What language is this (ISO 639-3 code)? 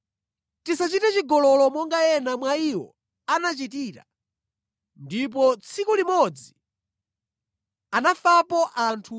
nya